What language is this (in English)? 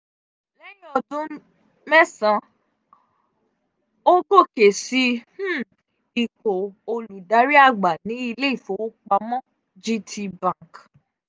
Yoruba